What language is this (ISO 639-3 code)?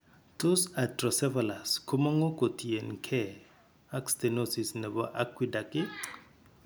kln